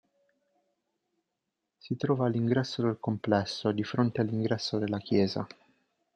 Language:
Italian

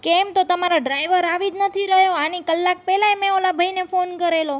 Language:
Gujarati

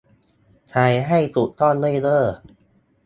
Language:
Thai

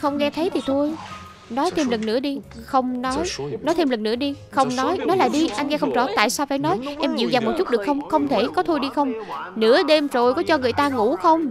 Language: Vietnamese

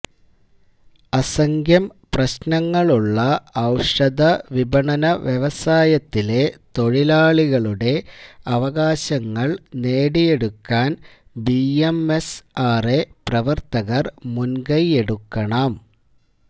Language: Malayalam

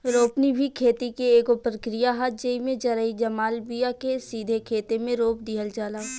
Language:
Bhojpuri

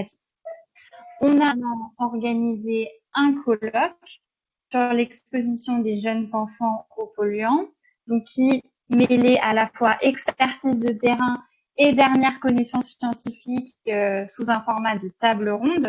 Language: French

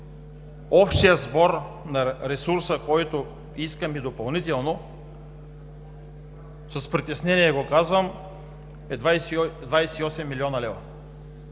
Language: Bulgarian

